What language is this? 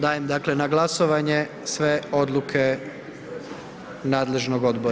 Croatian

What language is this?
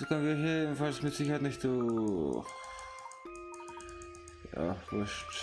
German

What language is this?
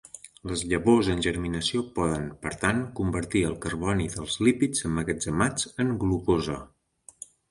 Catalan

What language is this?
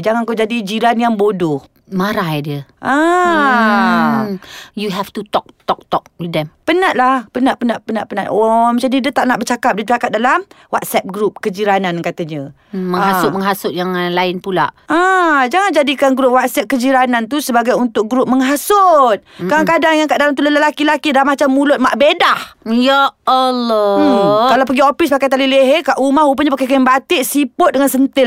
Malay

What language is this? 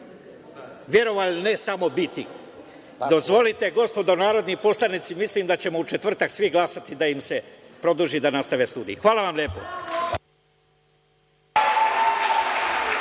Serbian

